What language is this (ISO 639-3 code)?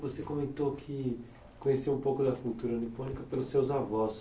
por